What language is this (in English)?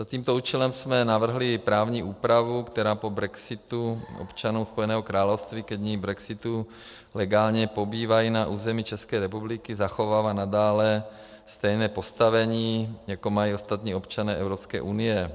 Czech